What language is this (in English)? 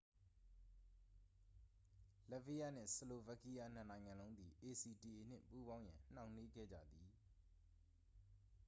Burmese